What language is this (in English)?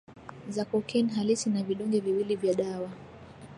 Swahili